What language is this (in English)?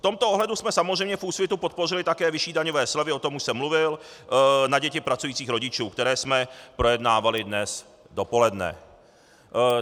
Czech